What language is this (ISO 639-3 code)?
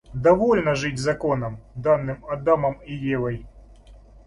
rus